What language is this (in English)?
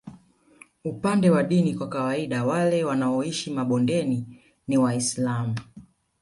Swahili